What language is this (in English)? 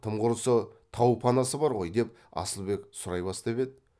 Kazakh